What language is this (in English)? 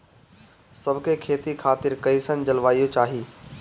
Bhojpuri